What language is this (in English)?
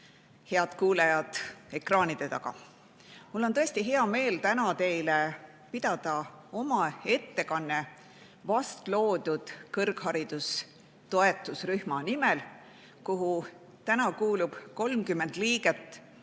Estonian